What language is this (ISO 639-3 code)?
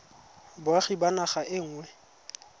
tsn